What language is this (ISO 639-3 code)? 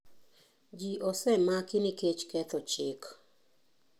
luo